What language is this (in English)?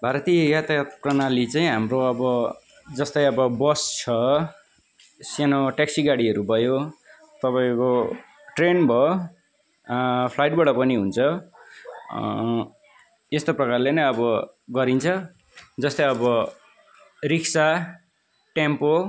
Nepali